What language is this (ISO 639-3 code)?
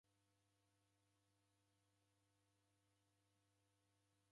dav